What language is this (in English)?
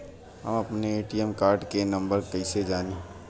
Bhojpuri